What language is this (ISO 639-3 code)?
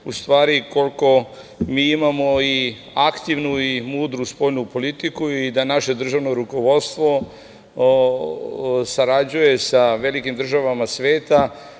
srp